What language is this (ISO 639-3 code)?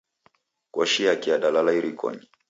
dav